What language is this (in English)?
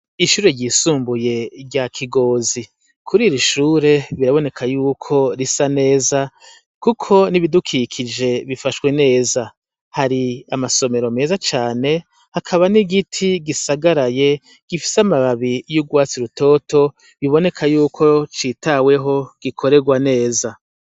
Rundi